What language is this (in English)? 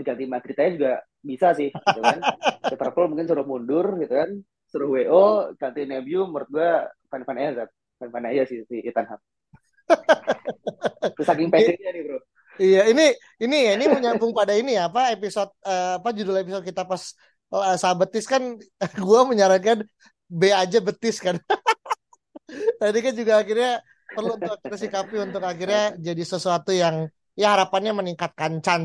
Indonesian